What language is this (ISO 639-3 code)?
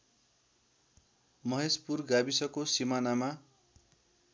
nep